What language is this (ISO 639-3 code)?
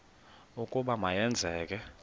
xho